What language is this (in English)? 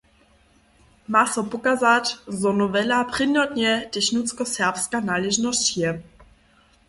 Upper Sorbian